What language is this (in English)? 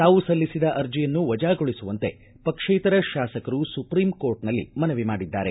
Kannada